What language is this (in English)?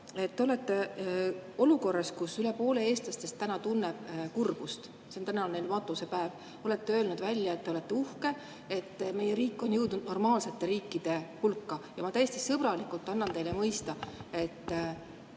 Estonian